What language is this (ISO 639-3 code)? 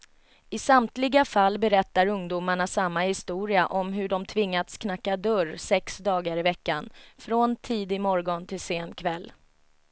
swe